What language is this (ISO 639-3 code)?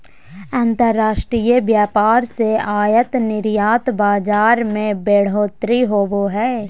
mag